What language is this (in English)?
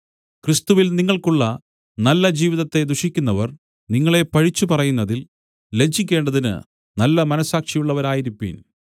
Malayalam